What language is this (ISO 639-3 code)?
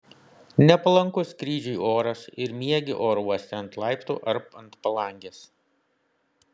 lit